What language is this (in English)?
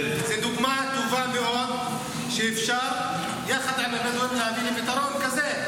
Hebrew